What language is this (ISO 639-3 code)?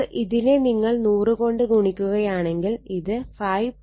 mal